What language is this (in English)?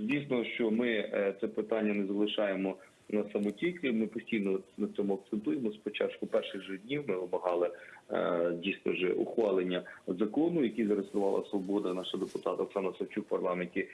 Ukrainian